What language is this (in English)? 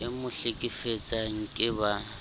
Southern Sotho